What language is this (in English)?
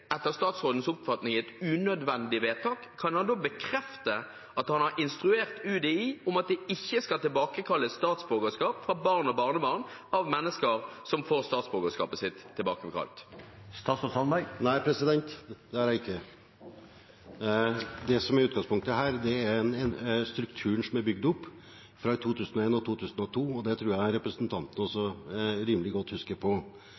Norwegian Bokmål